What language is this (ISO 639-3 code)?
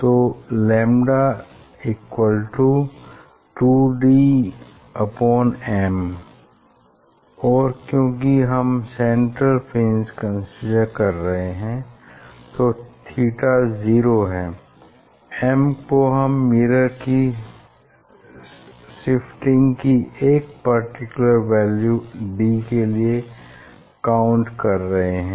hin